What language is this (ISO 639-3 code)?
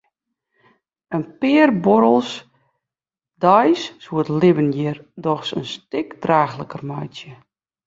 fry